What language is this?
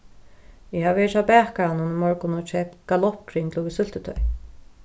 Faroese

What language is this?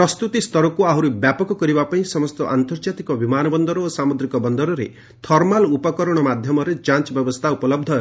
Odia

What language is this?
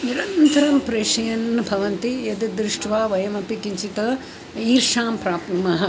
Sanskrit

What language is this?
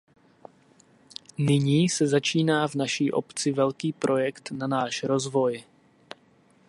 Czech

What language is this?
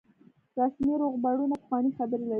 Pashto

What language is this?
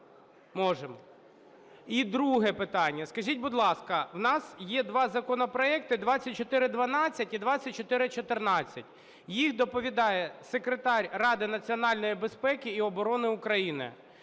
Ukrainian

